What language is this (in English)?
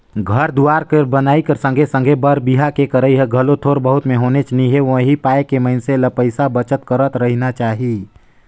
Chhattisgarhi